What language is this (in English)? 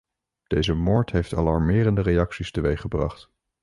Dutch